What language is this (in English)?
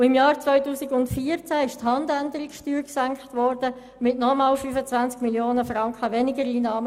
Swiss German